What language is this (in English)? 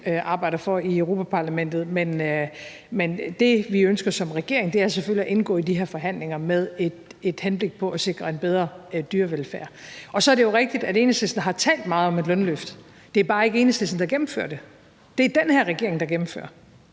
Danish